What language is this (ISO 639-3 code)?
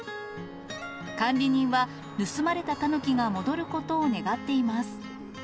jpn